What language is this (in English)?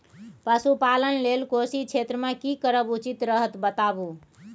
Maithili